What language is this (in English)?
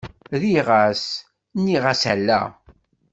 Kabyle